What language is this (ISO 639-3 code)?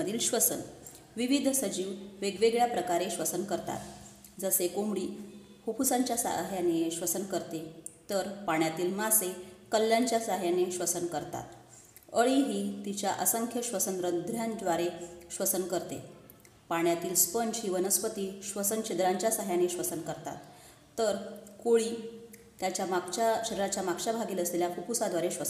mar